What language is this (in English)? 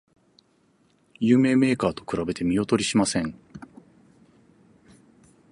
Japanese